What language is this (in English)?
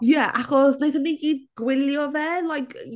Welsh